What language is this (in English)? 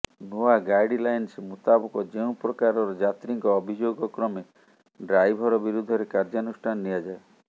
Odia